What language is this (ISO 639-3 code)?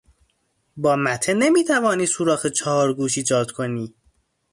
fas